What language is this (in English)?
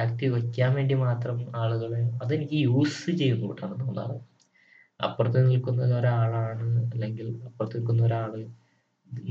Malayalam